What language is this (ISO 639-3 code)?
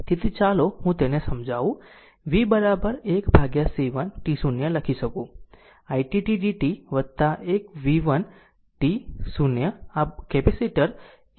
guj